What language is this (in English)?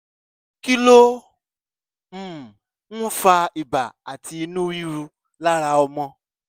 Yoruba